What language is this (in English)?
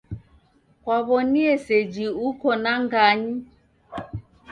Taita